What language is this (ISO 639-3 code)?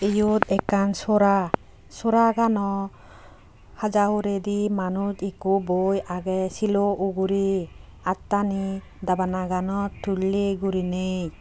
ccp